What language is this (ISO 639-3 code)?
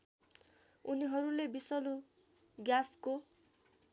nep